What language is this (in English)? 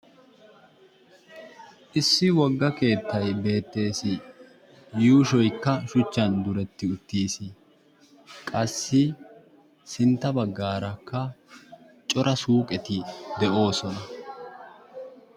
Wolaytta